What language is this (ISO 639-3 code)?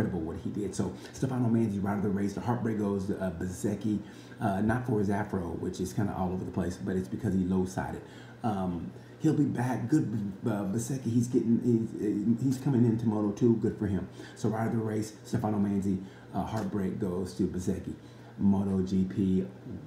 eng